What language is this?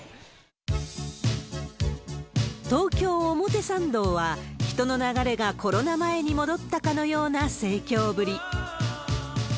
Japanese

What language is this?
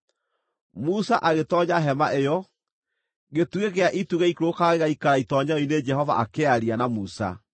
Kikuyu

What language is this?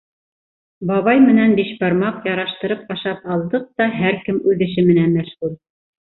Bashkir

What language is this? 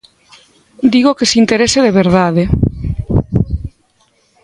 Galician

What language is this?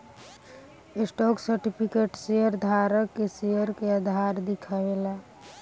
Bhojpuri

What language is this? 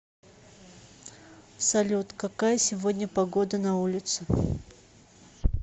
Russian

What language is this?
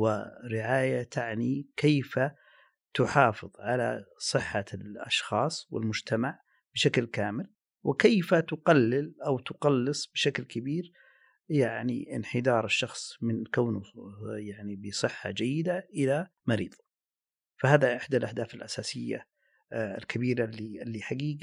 Arabic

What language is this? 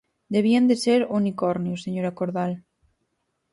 Galician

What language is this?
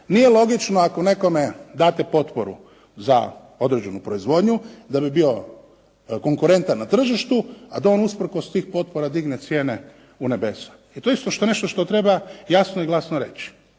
Croatian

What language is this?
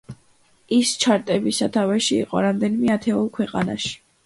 Georgian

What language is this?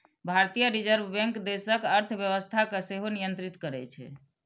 Maithili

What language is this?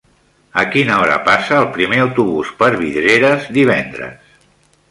Catalan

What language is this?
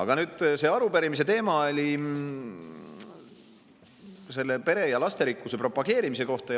Estonian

